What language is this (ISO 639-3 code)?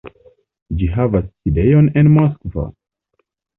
epo